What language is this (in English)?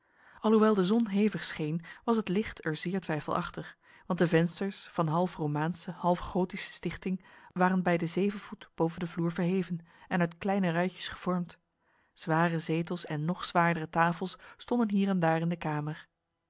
Dutch